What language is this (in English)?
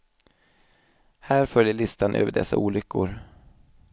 Swedish